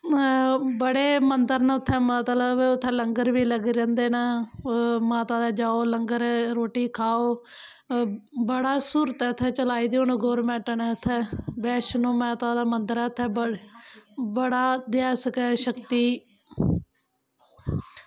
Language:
Dogri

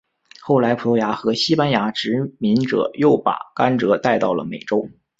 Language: Chinese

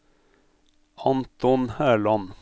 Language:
Norwegian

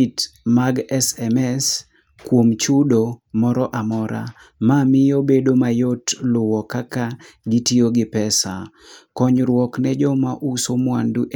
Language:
Luo (Kenya and Tanzania)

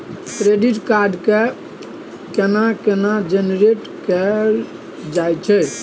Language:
Maithili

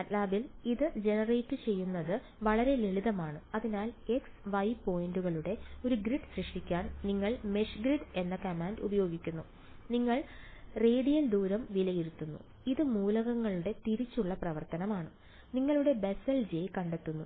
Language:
Malayalam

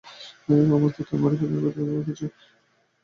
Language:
Bangla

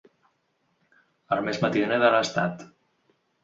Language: Catalan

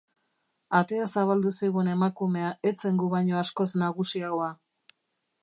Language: Basque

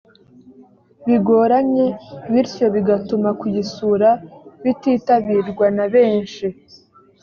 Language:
Kinyarwanda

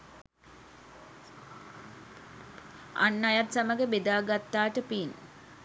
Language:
Sinhala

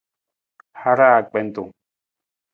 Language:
Nawdm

